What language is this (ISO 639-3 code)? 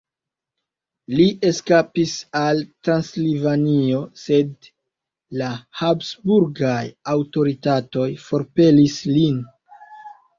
epo